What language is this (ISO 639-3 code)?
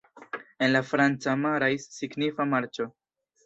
epo